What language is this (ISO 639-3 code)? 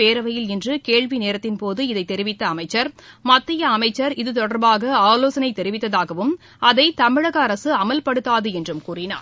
tam